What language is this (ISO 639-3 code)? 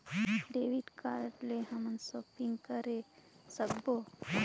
hne